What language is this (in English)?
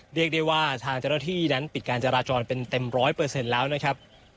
Thai